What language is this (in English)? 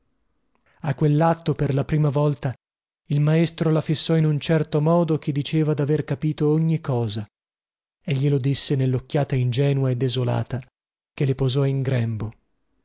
Italian